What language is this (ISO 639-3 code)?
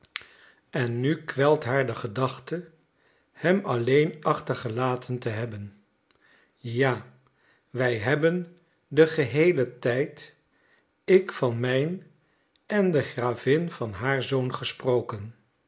nld